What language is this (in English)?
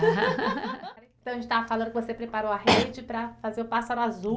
Portuguese